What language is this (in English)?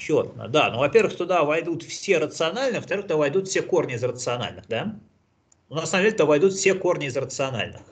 Russian